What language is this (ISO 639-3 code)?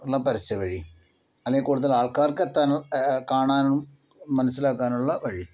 mal